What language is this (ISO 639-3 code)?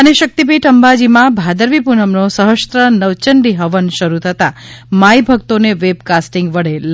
guj